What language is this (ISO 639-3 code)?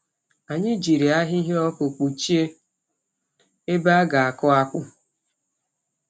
ibo